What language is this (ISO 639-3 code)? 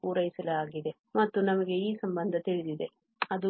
kan